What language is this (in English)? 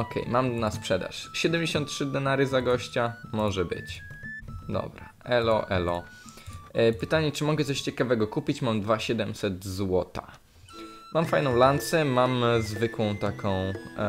Polish